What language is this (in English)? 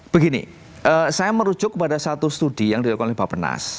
Indonesian